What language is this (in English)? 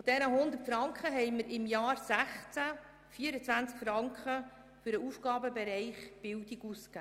Swiss German